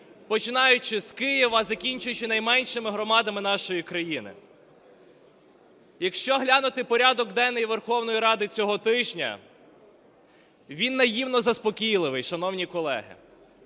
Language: Ukrainian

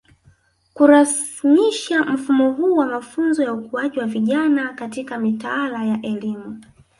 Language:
Swahili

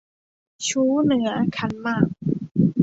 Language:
Thai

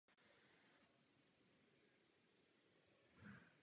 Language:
Czech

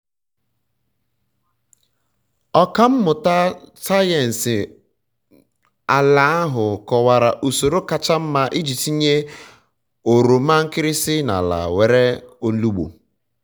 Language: Igbo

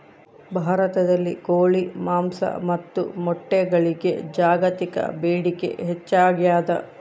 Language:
Kannada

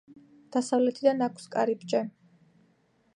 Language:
Georgian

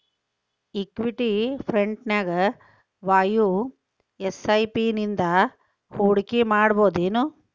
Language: Kannada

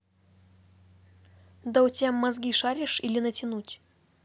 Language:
Russian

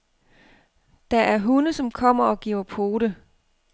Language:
Danish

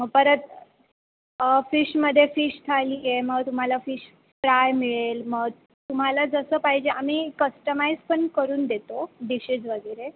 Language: Marathi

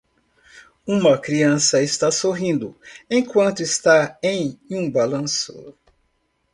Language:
Portuguese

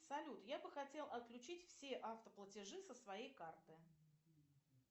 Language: Russian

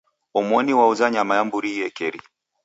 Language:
Taita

